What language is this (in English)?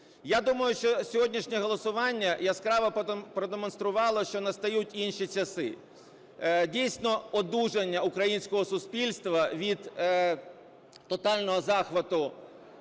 Ukrainian